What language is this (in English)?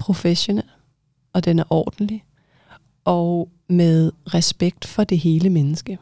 Danish